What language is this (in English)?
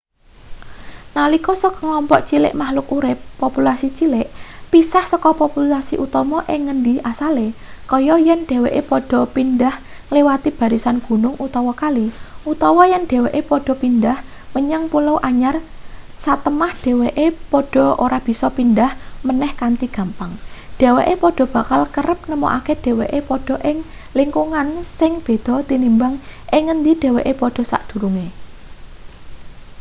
Javanese